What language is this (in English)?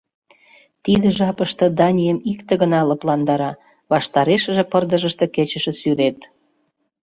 Mari